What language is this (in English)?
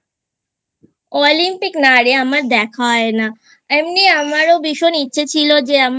Bangla